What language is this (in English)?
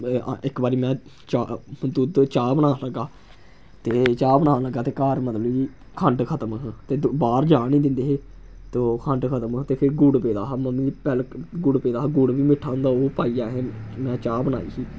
Dogri